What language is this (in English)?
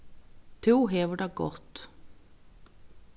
Faroese